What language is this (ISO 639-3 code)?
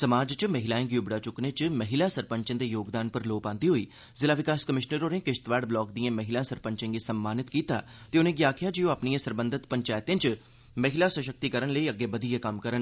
doi